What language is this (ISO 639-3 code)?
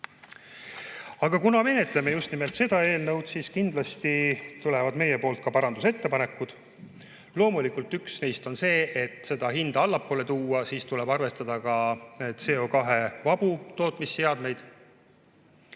est